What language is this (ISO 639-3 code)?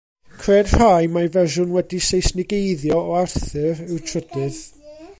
cym